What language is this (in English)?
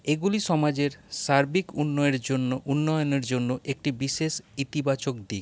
Bangla